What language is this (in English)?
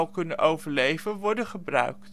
Dutch